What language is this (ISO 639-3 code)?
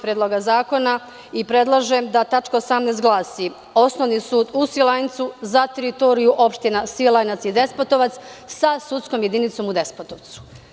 srp